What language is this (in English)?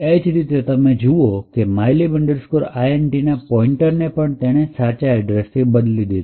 Gujarati